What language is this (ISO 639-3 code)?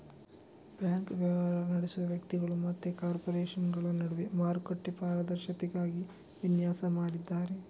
kan